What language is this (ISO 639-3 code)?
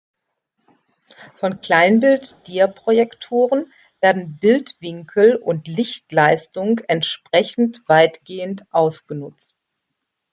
deu